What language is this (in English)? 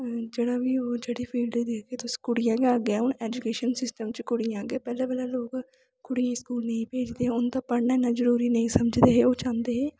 Dogri